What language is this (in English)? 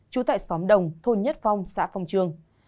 Vietnamese